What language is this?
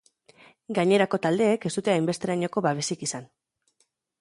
Basque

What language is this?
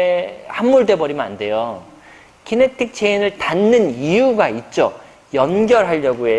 Korean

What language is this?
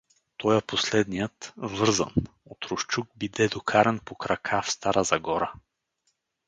Bulgarian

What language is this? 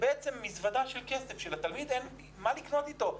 Hebrew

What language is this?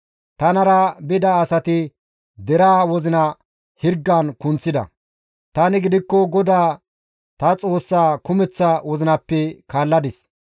Gamo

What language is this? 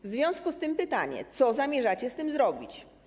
Polish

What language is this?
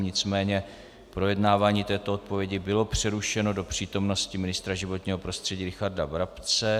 Czech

